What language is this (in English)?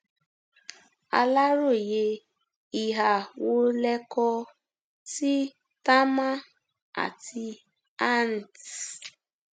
Yoruba